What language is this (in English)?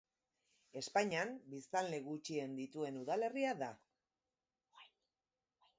Basque